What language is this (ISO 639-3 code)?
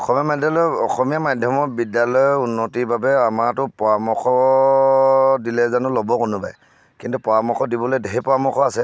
asm